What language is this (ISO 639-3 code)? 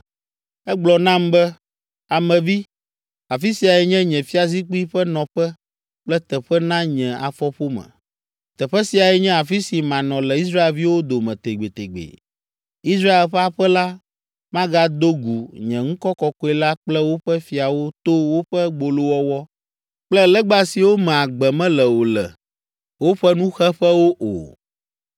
ewe